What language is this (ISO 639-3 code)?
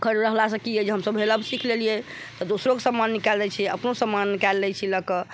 mai